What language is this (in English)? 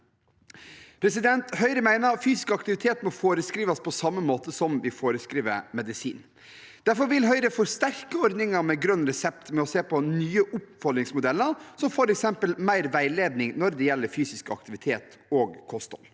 Norwegian